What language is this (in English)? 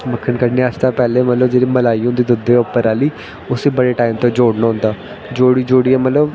Dogri